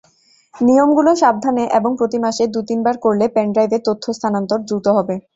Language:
Bangla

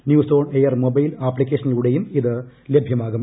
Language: Malayalam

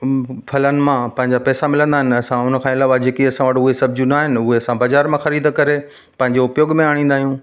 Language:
Sindhi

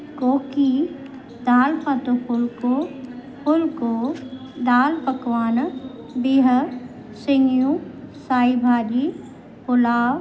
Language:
Sindhi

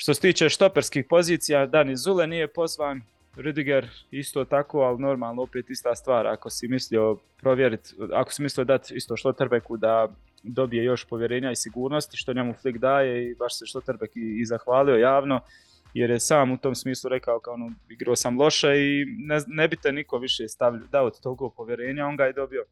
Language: Croatian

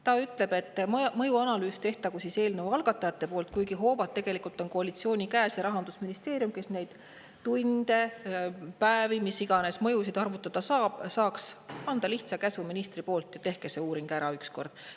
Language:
Estonian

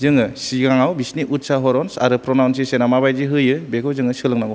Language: Bodo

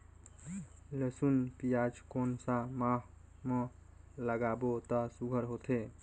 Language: Chhattisgarhi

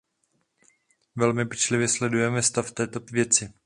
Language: Czech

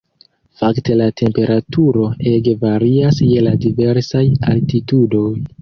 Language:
Esperanto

